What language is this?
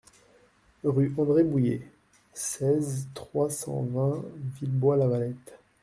French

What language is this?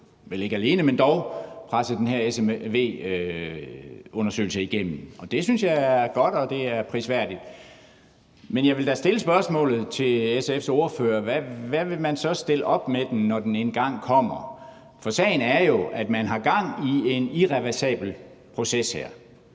Danish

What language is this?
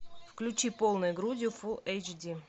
Russian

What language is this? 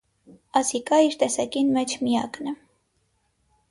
Armenian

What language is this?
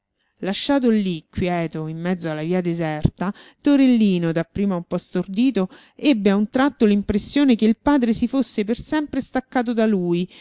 Italian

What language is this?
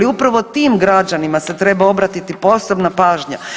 Croatian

